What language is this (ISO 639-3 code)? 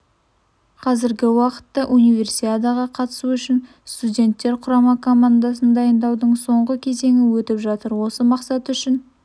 kaz